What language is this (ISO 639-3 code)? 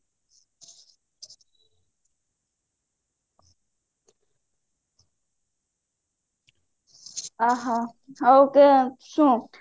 ori